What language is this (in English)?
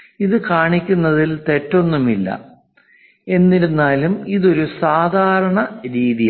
Malayalam